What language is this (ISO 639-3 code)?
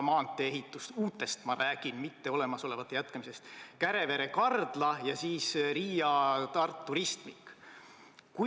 est